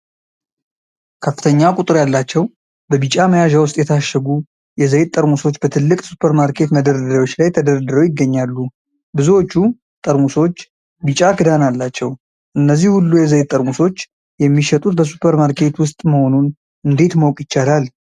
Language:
Amharic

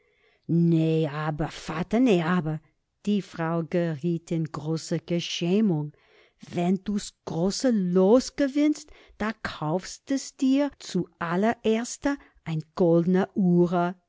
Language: German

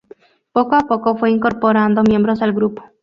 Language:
Spanish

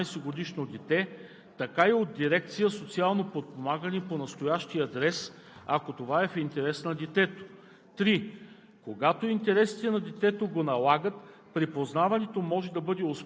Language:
Bulgarian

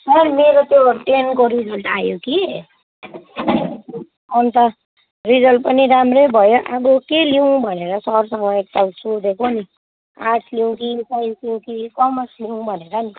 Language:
Nepali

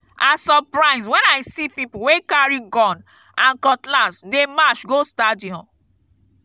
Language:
Nigerian Pidgin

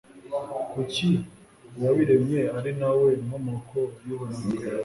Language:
Kinyarwanda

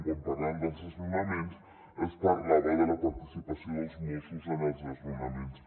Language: Catalan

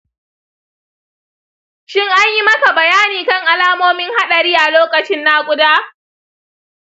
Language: Hausa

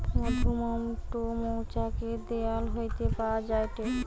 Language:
Bangla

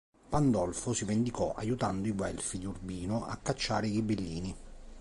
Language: Italian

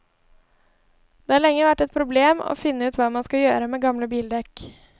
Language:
Norwegian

